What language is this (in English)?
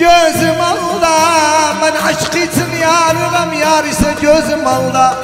Arabic